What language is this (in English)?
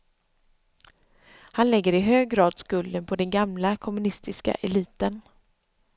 Swedish